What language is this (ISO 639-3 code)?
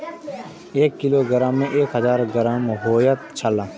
mai